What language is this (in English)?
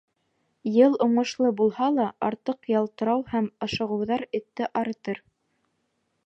Bashkir